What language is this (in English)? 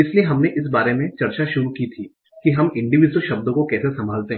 Hindi